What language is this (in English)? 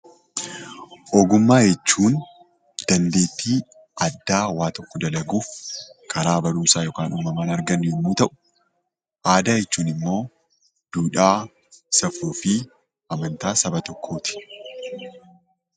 Oromo